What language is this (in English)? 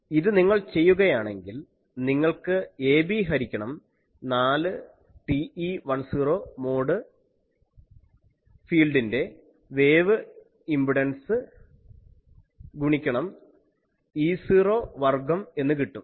Malayalam